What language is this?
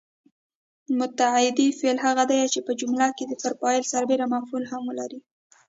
Pashto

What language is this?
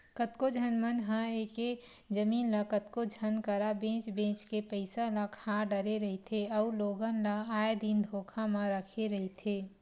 Chhattisgarhi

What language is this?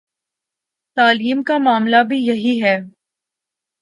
Urdu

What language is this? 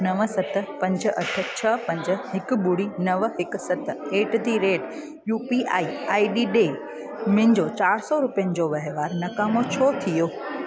Sindhi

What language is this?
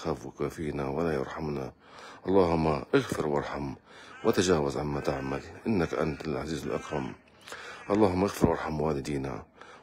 Arabic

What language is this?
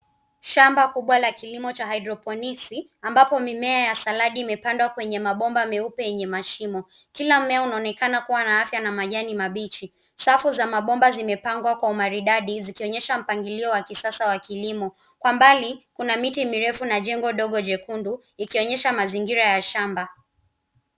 Swahili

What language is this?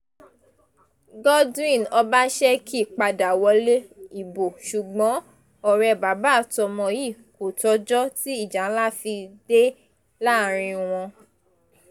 Yoruba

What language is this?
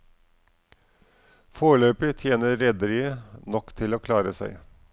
Norwegian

